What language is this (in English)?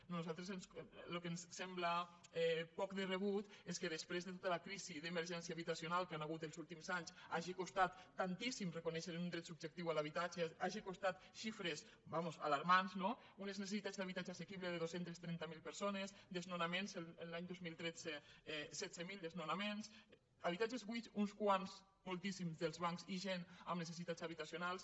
Catalan